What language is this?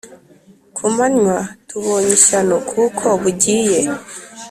Kinyarwanda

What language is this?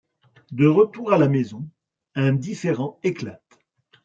French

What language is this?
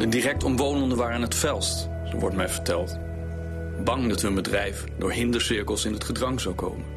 Dutch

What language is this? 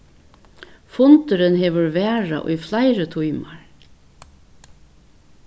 Faroese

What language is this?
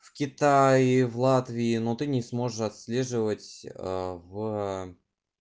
Russian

